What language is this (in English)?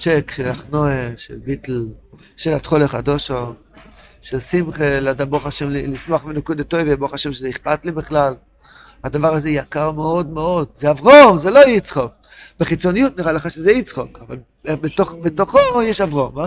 Hebrew